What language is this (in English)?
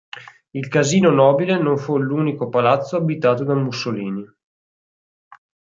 Italian